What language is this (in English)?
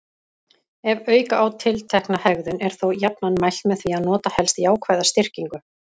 Icelandic